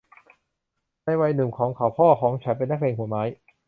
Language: Thai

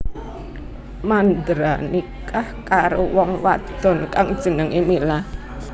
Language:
Javanese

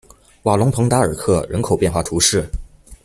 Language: Chinese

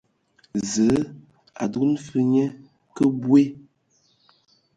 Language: Ewondo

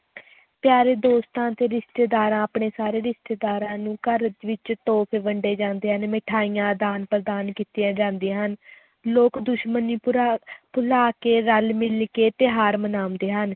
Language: Punjabi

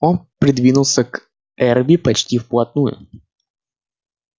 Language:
Russian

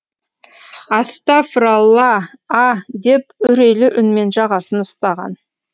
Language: Kazakh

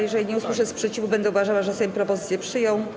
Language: Polish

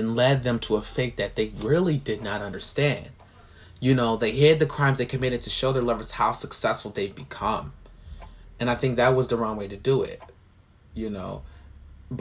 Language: English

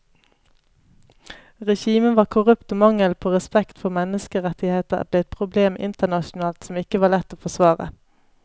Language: Norwegian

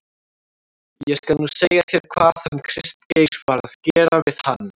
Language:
Icelandic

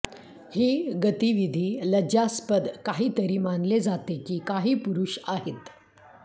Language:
Marathi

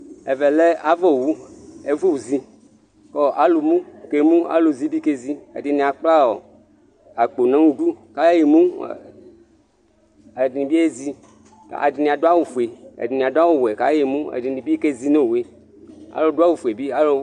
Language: Ikposo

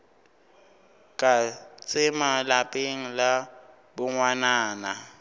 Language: Northern Sotho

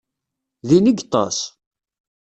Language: Kabyle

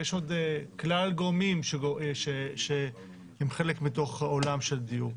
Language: Hebrew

